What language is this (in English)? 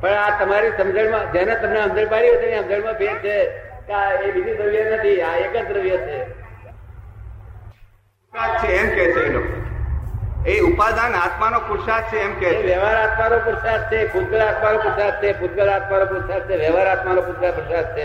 Gujarati